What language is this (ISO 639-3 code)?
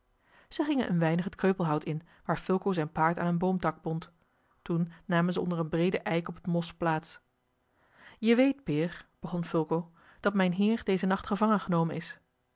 nld